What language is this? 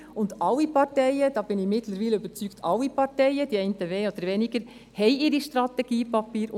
Swiss German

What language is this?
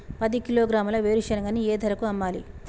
Telugu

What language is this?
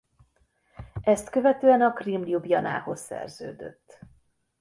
Hungarian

